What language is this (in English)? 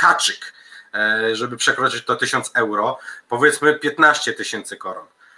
Polish